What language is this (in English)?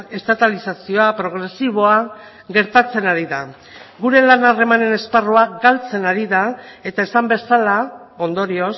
Basque